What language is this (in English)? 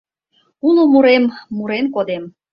Mari